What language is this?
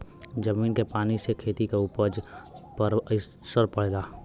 Bhojpuri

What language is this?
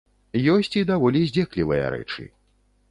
Belarusian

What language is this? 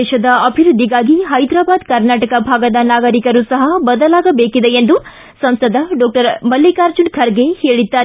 Kannada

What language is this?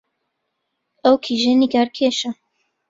Central Kurdish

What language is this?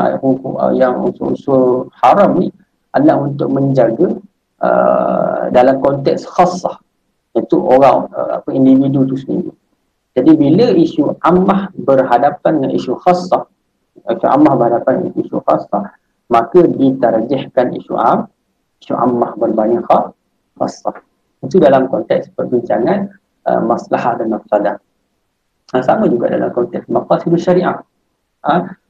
Malay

